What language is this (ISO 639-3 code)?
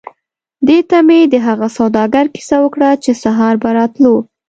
pus